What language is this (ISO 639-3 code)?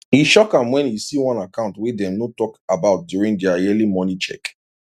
pcm